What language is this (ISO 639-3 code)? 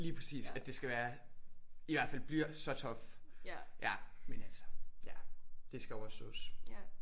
dan